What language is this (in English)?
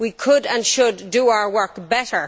English